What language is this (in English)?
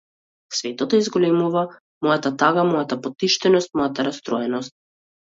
Macedonian